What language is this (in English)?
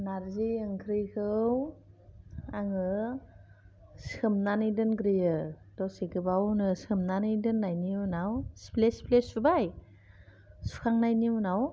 Bodo